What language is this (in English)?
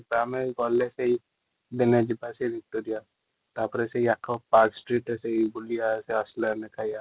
Odia